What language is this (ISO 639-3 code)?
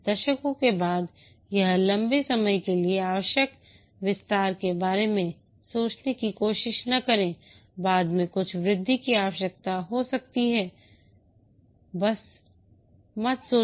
hin